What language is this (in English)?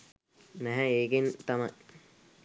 Sinhala